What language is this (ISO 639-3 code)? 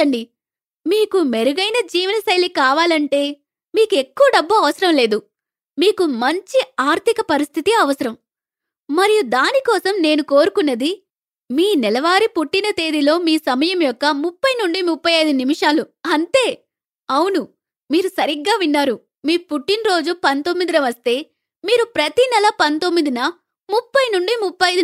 tel